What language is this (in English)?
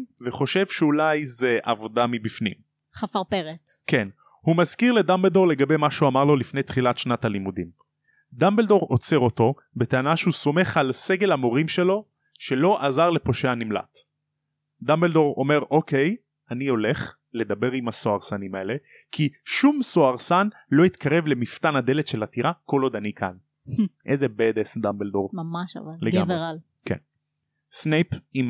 Hebrew